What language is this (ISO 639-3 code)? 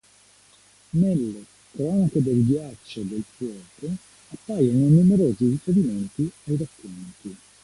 ita